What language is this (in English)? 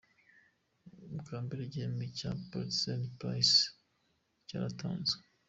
Kinyarwanda